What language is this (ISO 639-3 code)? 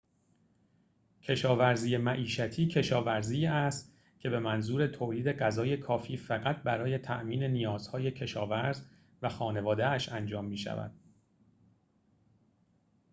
fas